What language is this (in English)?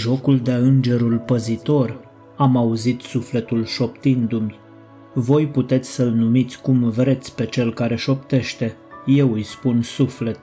Romanian